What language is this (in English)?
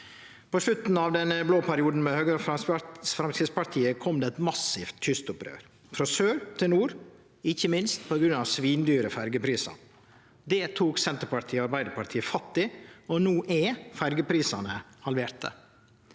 Norwegian